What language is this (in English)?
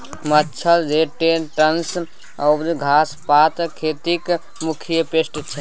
Maithili